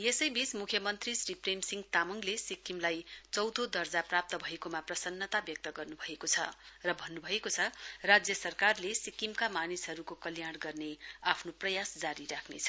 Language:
Nepali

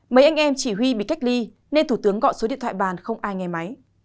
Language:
Vietnamese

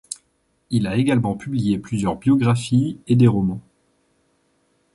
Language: French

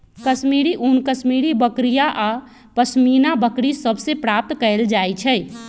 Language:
Magahi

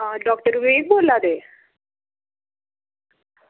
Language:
Dogri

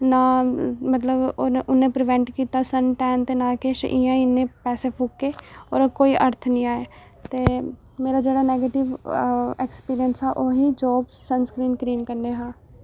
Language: Dogri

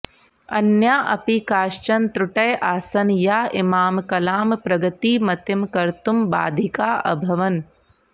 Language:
Sanskrit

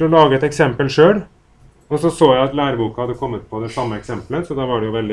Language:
Norwegian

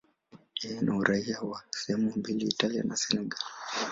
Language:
Swahili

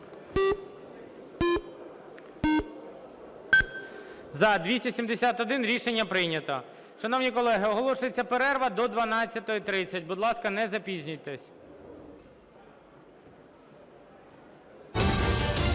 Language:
Ukrainian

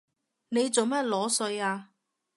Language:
Cantonese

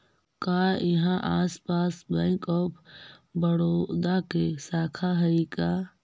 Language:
Magahi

